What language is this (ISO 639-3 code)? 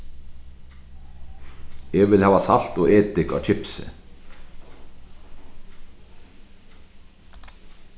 fao